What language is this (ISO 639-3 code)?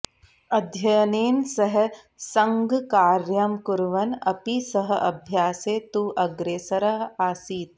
san